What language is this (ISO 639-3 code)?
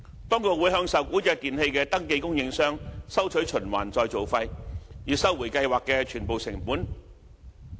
yue